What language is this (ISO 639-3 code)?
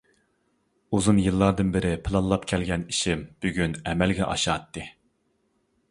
uig